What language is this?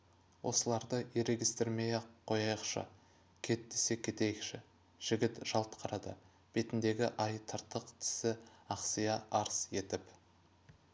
Kazakh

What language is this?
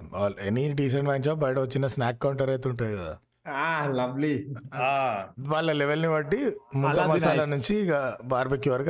Telugu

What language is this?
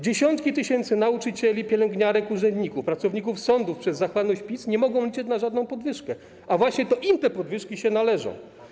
Polish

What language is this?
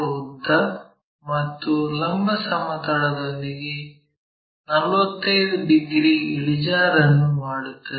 Kannada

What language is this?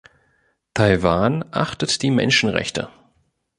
German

